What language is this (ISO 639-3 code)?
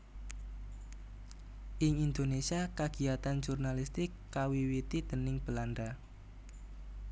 jav